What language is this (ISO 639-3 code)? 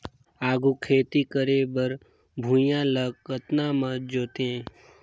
hne